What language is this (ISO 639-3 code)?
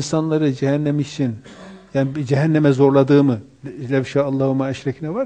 tur